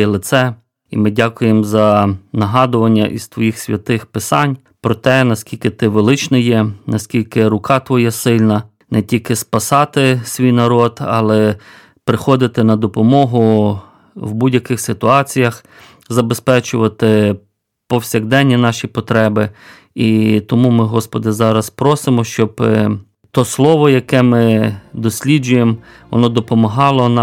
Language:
Ukrainian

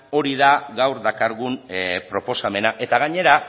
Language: Basque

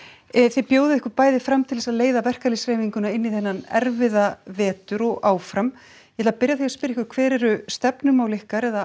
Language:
Icelandic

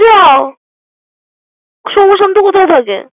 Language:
Bangla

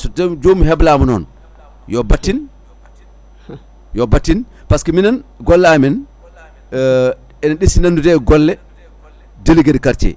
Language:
Fula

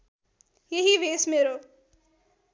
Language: Nepali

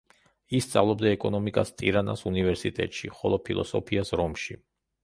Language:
Georgian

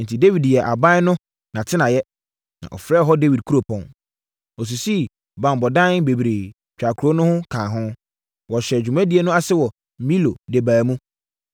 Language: Akan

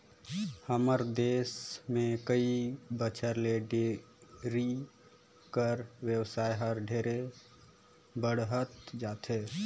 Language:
Chhattisgarhi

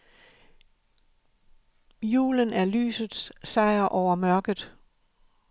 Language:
Danish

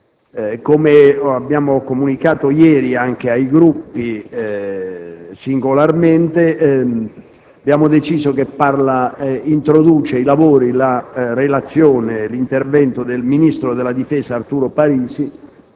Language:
Italian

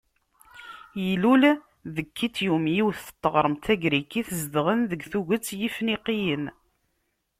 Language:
Kabyle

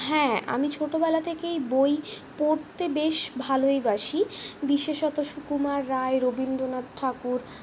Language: Bangla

